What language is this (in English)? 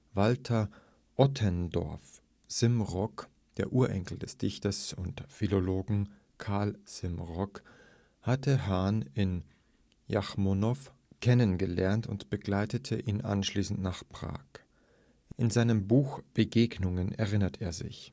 German